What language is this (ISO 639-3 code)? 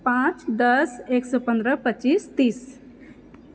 mai